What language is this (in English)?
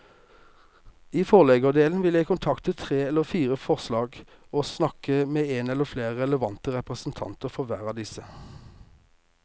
Norwegian